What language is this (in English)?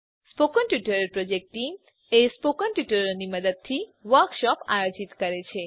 Gujarati